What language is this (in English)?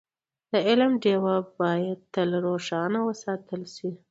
Pashto